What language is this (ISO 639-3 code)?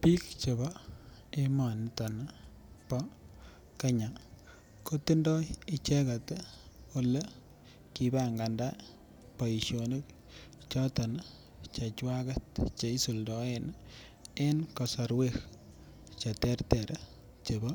kln